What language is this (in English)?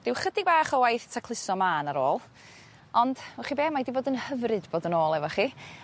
Welsh